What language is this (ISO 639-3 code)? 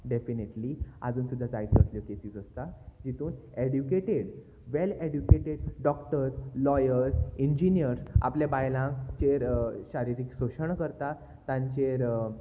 kok